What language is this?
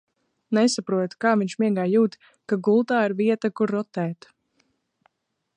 Latvian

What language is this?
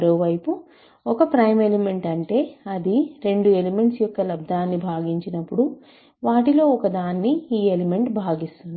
Telugu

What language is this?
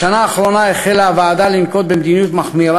Hebrew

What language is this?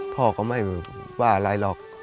Thai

